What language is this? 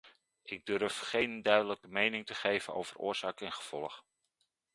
Dutch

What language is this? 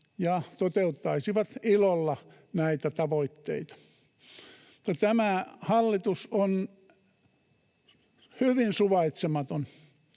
Finnish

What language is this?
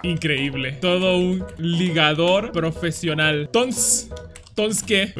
Spanish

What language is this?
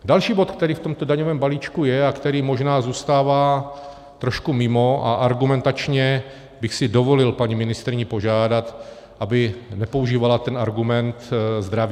Czech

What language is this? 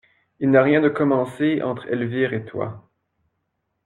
French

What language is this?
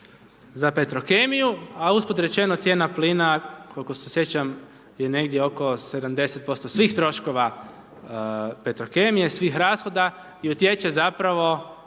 Croatian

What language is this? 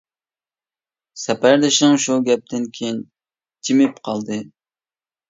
Uyghur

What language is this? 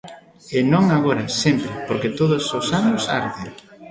Galician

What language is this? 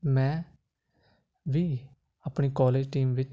Punjabi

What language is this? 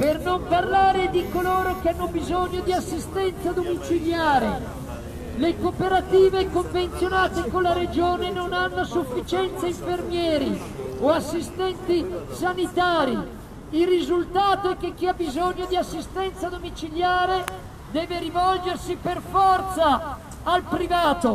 Italian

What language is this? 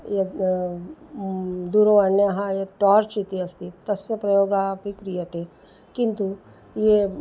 Sanskrit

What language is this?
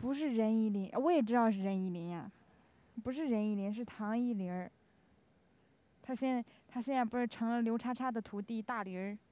Chinese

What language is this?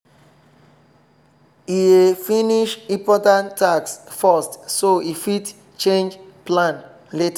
Nigerian Pidgin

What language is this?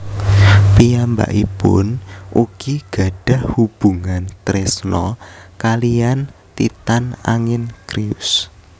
Javanese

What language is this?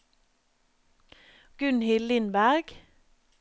Norwegian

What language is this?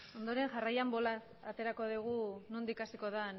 Basque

